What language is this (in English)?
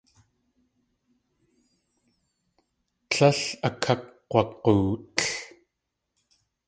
Tlingit